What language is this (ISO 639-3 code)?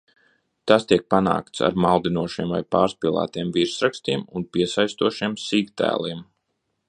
lav